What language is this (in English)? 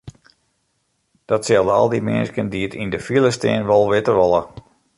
Western Frisian